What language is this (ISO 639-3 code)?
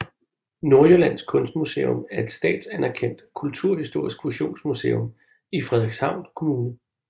dan